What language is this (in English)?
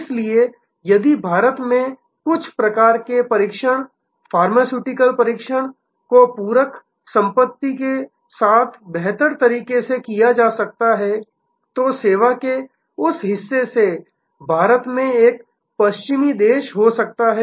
Hindi